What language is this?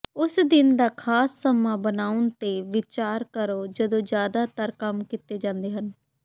Punjabi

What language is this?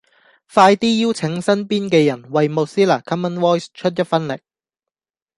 Cantonese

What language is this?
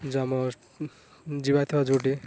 Odia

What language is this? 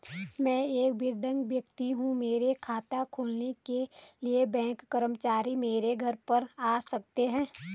Hindi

